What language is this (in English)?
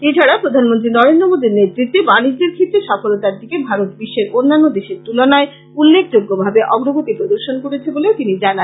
Bangla